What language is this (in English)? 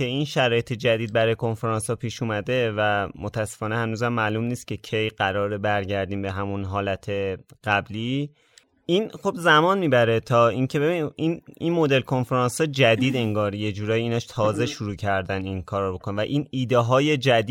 Persian